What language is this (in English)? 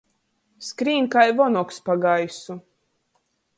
Latgalian